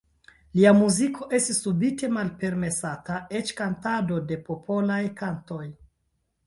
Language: Esperanto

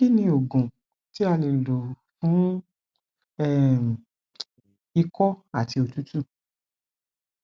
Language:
Yoruba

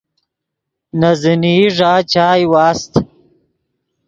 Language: Yidgha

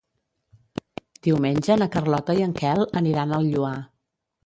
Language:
Catalan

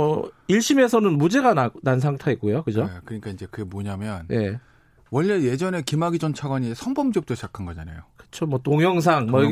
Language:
Korean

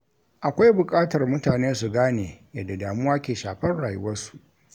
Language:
Hausa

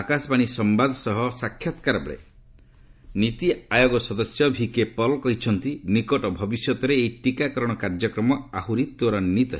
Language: Odia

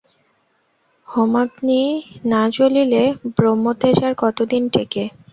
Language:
Bangla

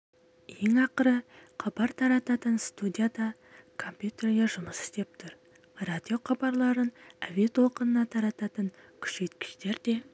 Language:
Kazakh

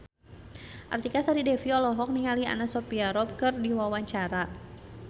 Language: Sundanese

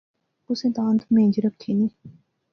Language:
Pahari-Potwari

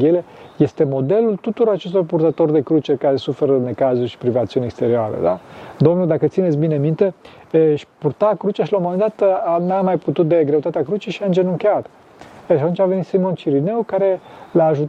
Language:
Romanian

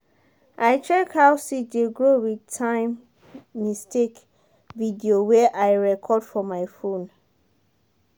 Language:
Nigerian Pidgin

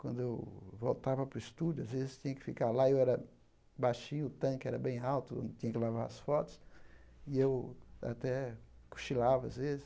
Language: Portuguese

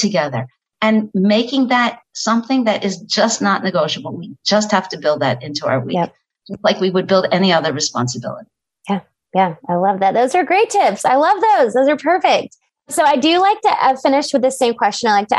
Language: English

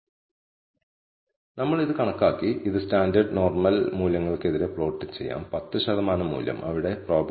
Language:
Malayalam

